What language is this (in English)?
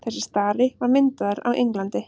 Icelandic